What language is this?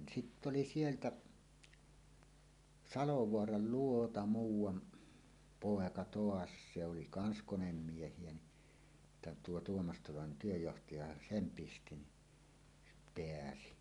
Finnish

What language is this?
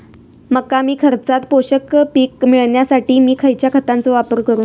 Marathi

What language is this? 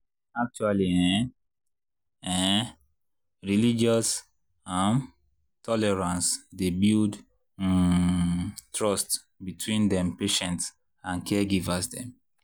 Nigerian Pidgin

